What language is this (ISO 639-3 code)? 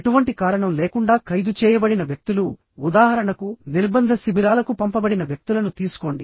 tel